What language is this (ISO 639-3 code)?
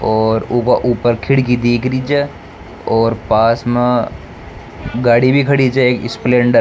raj